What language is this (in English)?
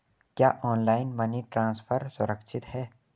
Hindi